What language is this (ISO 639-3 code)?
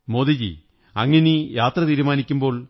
mal